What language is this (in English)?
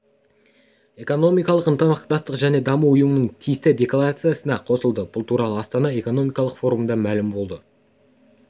Kazakh